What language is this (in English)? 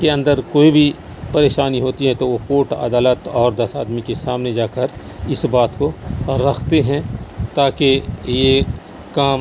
Urdu